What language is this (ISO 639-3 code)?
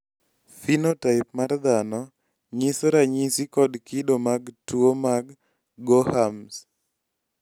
luo